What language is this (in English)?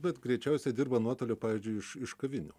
Lithuanian